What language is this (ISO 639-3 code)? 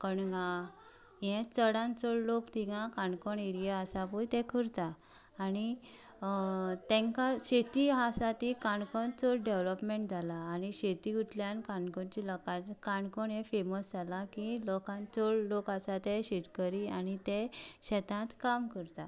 kok